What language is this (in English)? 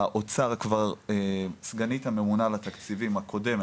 Hebrew